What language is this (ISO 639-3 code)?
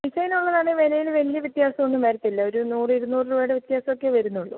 mal